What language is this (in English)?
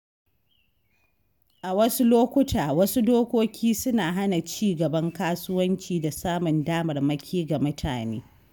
Hausa